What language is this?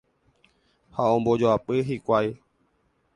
Guarani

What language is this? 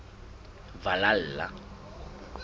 Southern Sotho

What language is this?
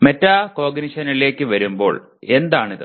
Malayalam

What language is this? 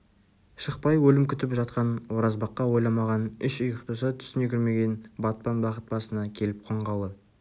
Kazakh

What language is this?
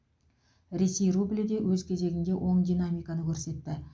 Kazakh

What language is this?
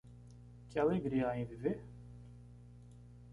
Portuguese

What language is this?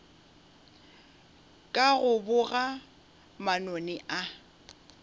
Northern Sotho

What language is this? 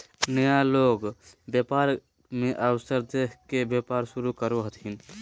Magahi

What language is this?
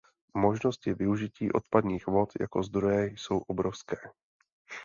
Czech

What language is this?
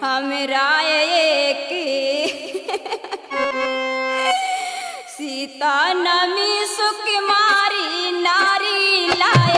Hindi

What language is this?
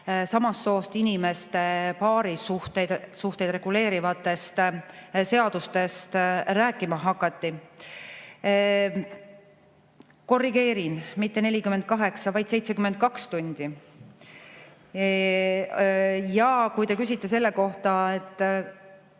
Estonian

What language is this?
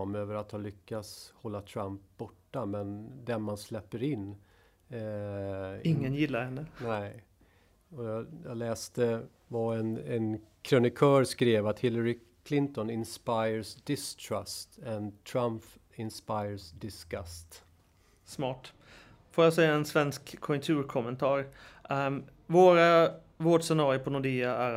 Swedish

